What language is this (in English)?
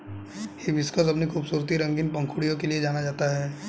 Hindi